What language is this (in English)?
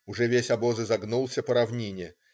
Russian